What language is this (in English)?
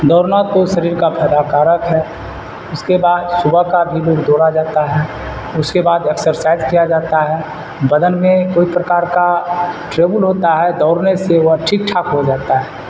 Urdu